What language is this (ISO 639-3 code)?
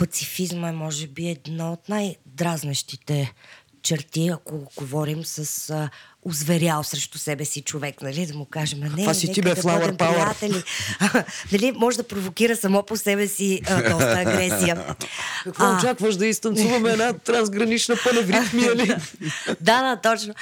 bul